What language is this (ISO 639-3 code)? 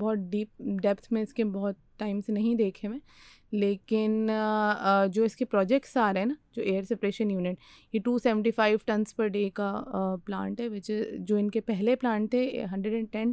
urd